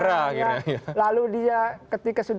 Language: Indonesian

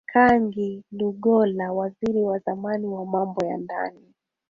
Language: Swahili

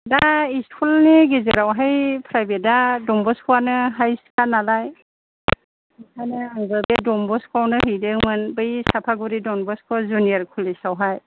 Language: Bodo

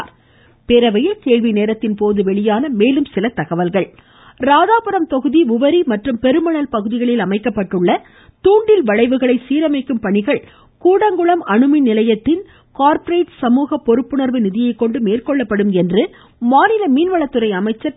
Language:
Tamil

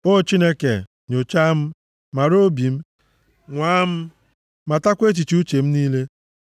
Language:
Igbo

